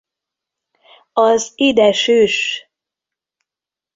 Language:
Hungarian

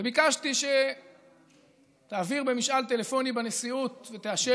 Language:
Hebrew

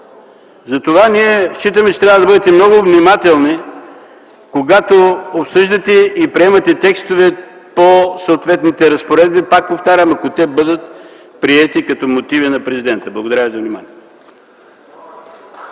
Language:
Bulgarian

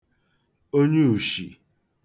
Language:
Igbo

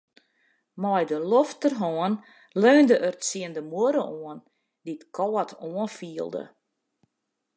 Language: Western Frisian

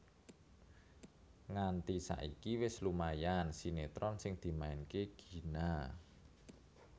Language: Javanese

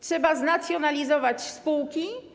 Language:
Polish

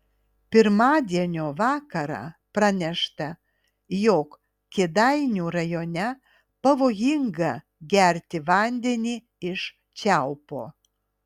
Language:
Lithuanian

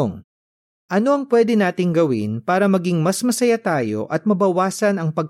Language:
Filipino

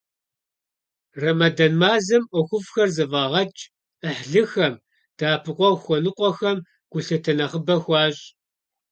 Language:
Kabardian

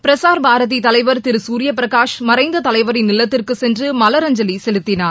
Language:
Tamil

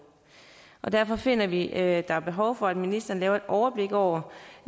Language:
Danish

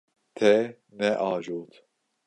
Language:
Kurdish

